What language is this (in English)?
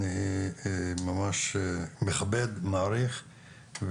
Hebrew